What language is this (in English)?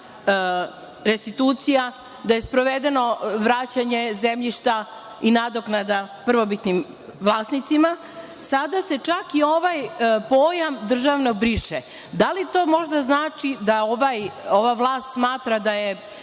Serbian